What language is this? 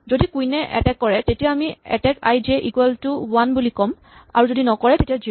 Assamese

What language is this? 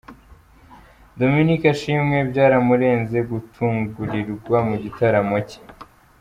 Kinyarwanda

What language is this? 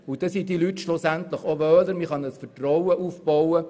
Swiss German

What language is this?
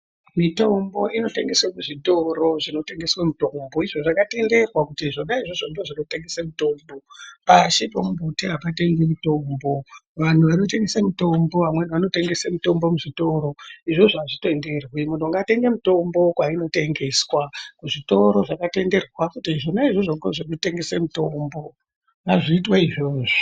Ndau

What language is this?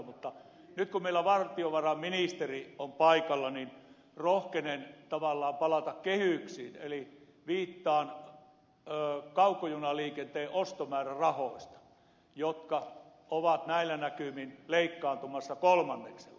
Finnish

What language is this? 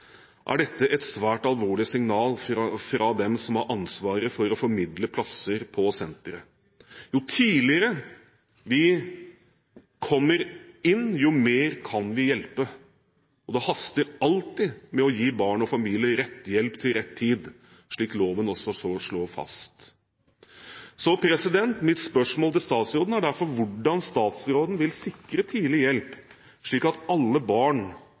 Norwegian Bokmål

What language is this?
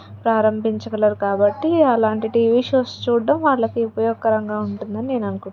Telugu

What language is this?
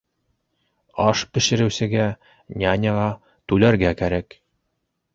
Bashkir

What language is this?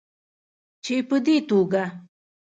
Pashto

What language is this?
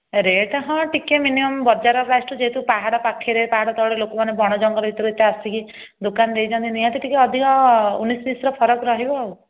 Odia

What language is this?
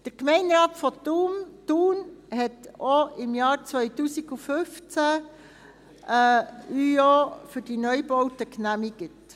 Swiss German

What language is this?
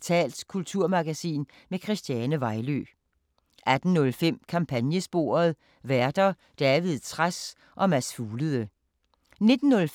Danish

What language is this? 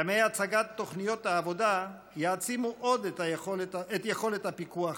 Hebrew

